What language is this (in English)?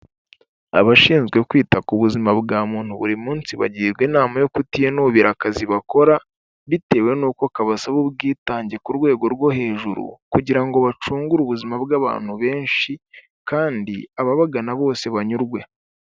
Kinyarwanda